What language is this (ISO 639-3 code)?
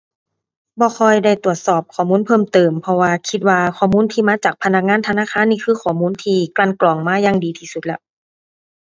tha